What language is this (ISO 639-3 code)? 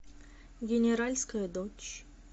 rus